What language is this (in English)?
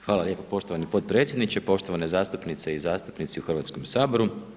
Croatian